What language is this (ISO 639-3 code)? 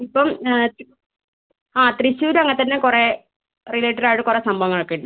mal